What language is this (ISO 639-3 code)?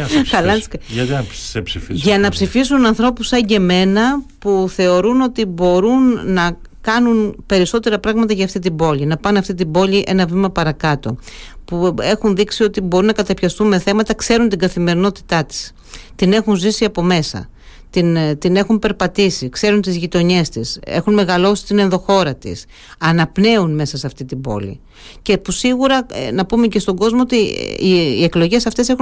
ell